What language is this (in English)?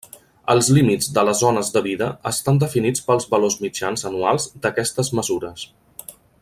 Catalan